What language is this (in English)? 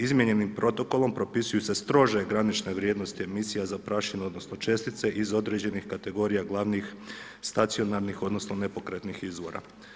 Croatian